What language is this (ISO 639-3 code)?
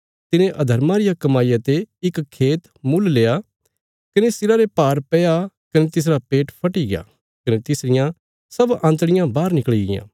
kfs